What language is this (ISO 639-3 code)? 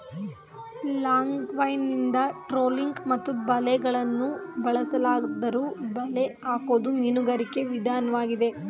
kan